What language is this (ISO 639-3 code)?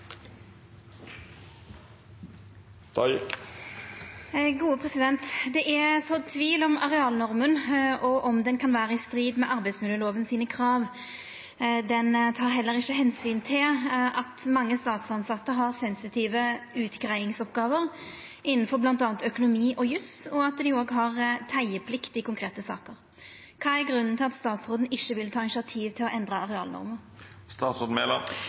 nno